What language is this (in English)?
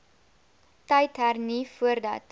Afrikaans